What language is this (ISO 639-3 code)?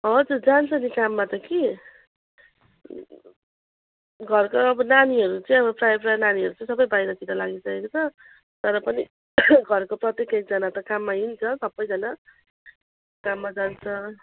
nep